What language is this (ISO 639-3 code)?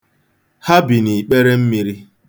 ibo